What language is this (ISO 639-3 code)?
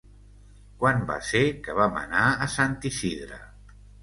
cat